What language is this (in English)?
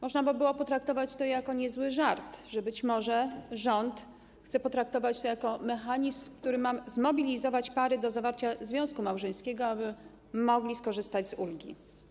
Polish